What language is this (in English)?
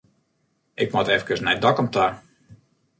Western Frisian